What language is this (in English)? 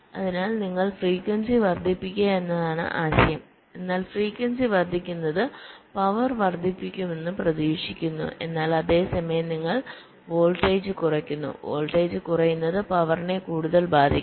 Malayalam